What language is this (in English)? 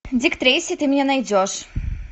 Russian